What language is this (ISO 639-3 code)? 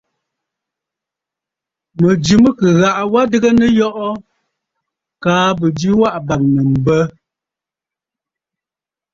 bfd